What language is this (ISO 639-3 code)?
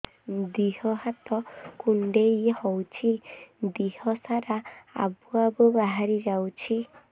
ori